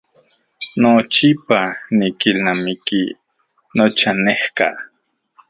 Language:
Central Puebla Nahuatl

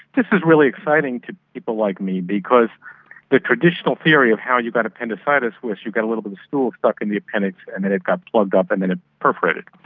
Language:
English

